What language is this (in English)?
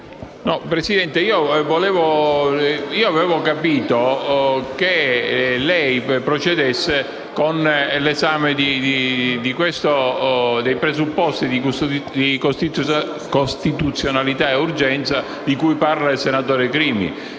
Italian